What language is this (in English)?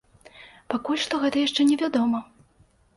Belarusian